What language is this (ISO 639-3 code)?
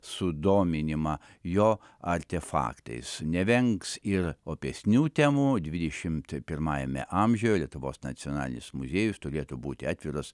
lit